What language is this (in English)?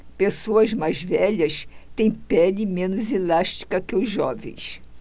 Portuguese